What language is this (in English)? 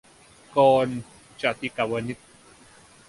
Thai